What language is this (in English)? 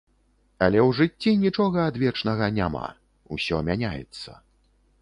Belarusian